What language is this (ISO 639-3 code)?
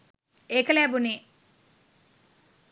sin